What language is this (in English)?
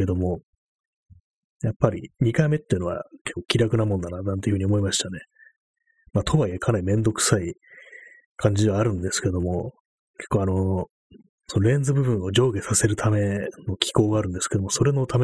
Japanese